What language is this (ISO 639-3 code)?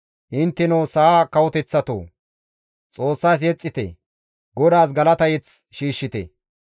gmv